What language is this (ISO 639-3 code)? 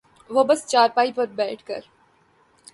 urd